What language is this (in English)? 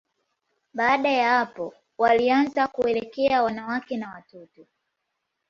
Swahili